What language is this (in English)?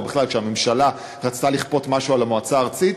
Hebrew